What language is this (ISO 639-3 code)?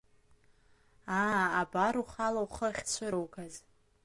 abk